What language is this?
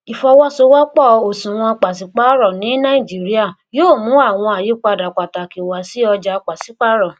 Yoruba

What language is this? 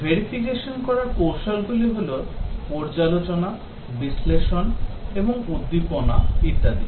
Bangla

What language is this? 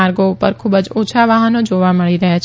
Gujarati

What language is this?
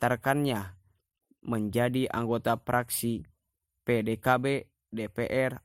Indonesian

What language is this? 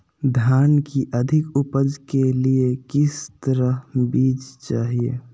Magahi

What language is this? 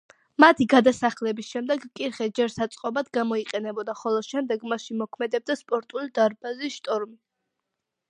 Georgian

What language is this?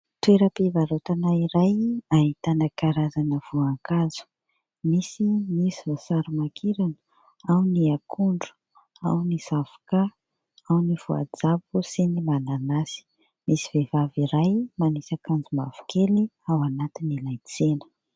Malagasy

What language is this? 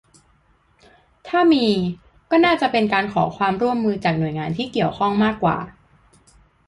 Thai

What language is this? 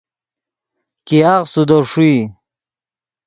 Yidgha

